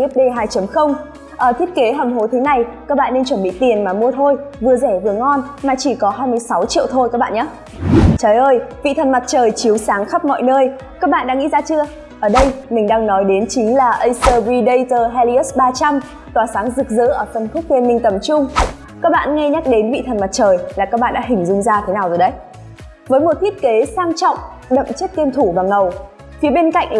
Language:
Vietnamese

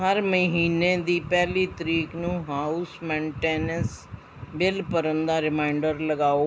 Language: Punjabi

